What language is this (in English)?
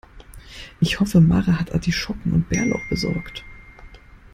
German